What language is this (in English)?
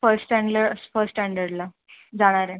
Marathi